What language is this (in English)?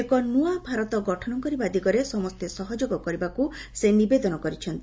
Odia